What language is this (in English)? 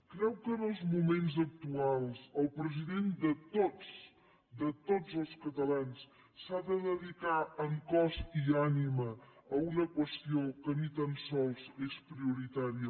Catalan